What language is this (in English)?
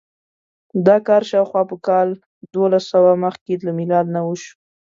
Pashto